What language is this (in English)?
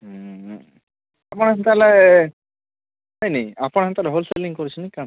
Odia